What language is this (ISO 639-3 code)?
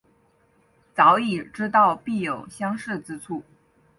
zho